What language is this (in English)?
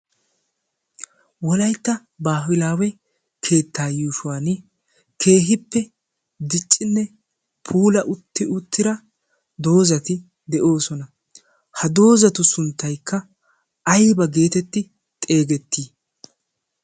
Wolaytta